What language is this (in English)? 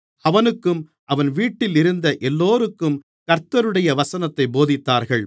Tamil